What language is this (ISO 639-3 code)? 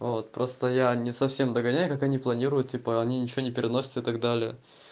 rus